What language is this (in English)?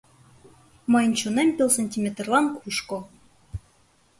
Mari